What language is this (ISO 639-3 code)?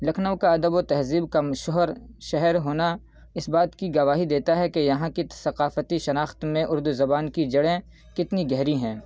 urd